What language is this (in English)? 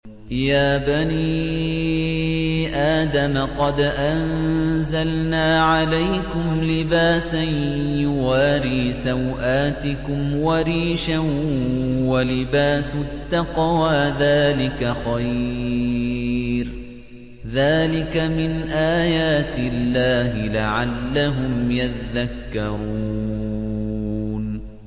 Arabic